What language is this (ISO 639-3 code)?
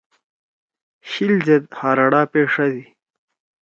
trw